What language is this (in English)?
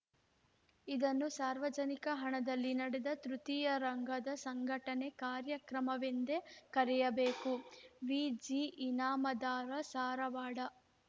Kannada